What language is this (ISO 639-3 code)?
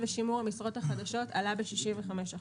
heb